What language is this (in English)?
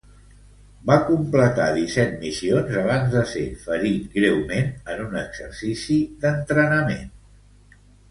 Catalan